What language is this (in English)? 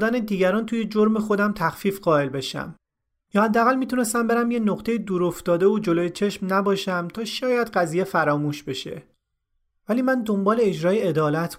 Persian